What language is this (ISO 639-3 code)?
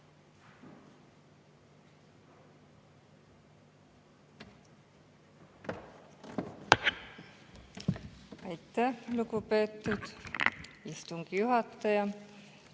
est